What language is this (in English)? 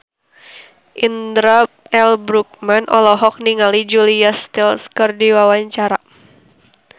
Sundanese